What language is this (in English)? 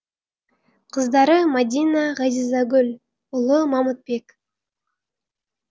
Kazakh